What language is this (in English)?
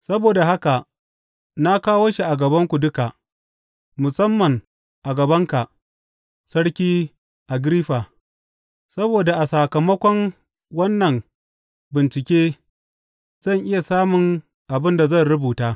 Hausa